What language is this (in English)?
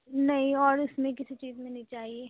Urdu